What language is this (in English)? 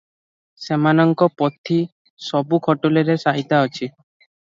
Odia